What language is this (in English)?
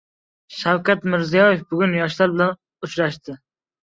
Uzbek